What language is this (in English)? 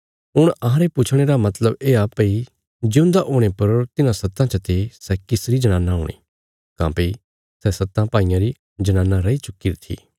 Bilaspuri